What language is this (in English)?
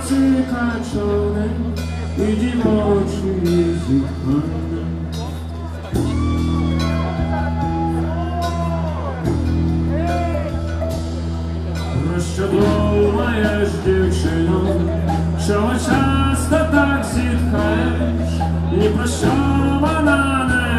Greek